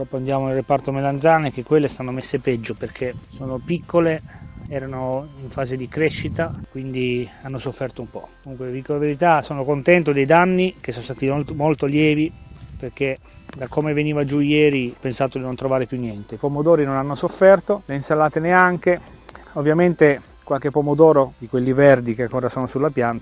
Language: Italian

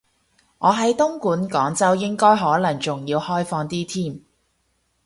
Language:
Cantonese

